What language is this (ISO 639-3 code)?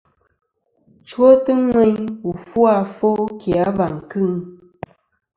bkm